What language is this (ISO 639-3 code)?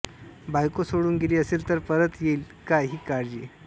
mar